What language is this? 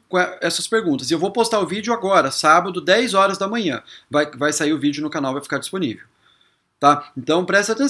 Portuguese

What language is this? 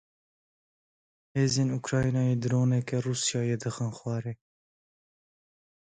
Kurdish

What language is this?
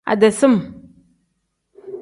Tem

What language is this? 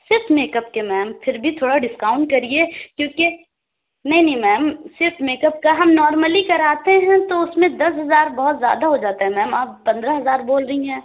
Urdu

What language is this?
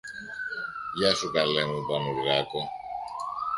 Greek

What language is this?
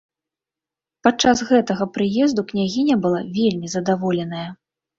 Belarusian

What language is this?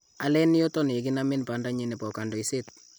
Kalenjin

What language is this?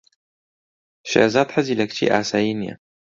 Central Kurdish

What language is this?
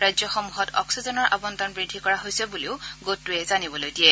Assamese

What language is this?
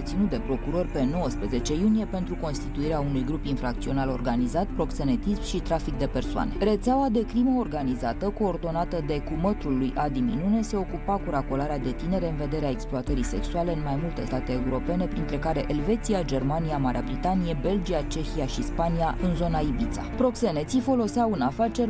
Romanian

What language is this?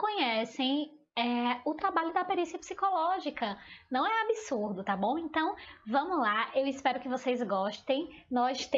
Portuguese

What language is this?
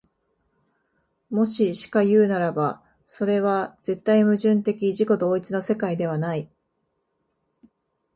Japanese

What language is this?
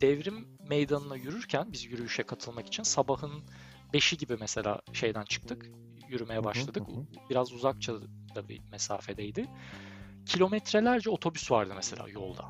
Turkish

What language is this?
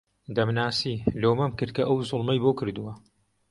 Central Kurdish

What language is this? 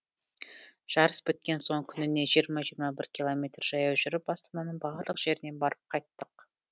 Kazakh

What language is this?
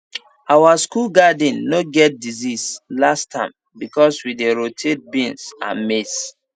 Nigerian Pidgin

